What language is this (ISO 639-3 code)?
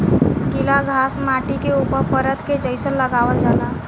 bho